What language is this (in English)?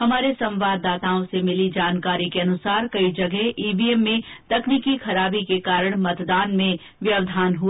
Hindi